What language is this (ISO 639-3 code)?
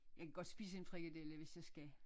dan